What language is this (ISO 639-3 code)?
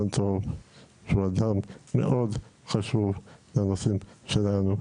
heb